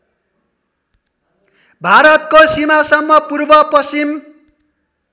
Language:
Nepali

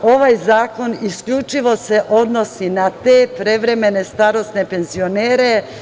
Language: Serbian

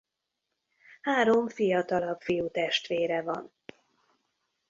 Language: Hungarian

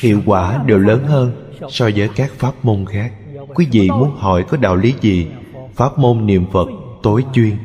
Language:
Vietnamese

